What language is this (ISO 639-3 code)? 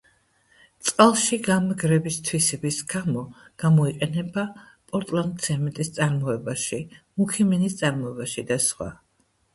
kat